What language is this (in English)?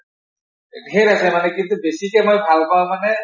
Assamese